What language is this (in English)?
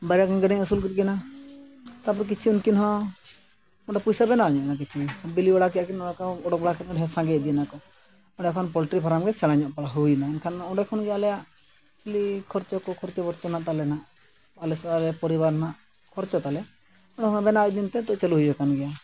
Santali